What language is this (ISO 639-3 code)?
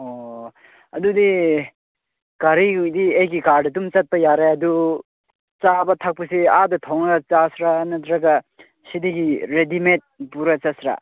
mni